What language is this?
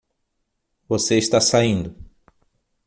Portuguese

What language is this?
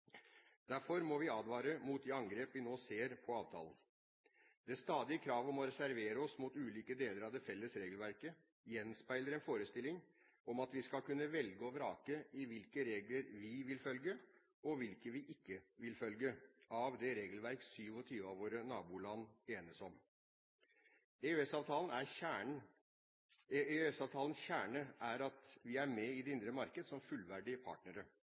Norwegian Bokmål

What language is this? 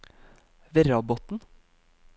Norwegian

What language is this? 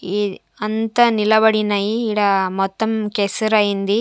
Telugu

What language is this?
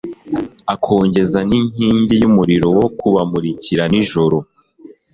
Kinyarwanda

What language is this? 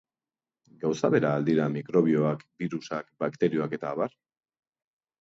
Basque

